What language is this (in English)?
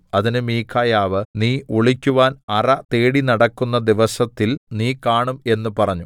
Malayalam